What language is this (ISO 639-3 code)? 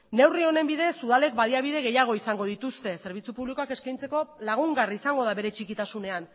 eus